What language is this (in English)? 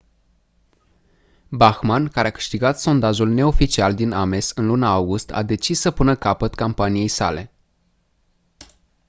Romanian